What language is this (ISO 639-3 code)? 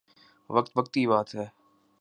urd